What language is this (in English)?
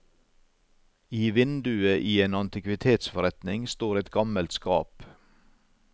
Norwegian